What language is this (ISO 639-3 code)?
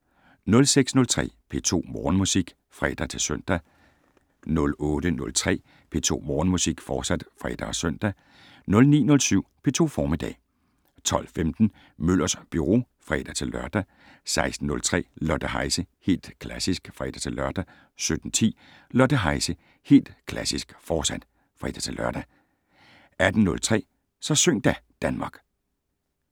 dan